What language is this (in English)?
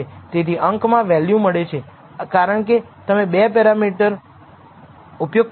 Gujarati